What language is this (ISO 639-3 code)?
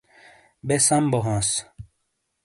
scl